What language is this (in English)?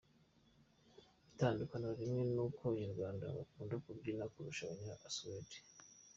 Kinyarwanda